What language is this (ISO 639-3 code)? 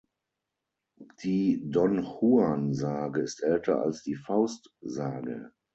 deu